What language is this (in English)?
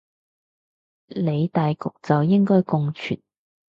Cantonese